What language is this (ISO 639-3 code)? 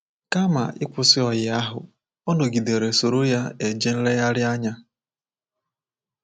ibo